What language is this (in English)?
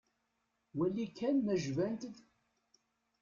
Kabyle